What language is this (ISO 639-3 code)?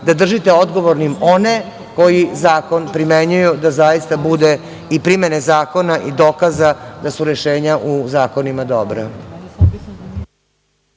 srp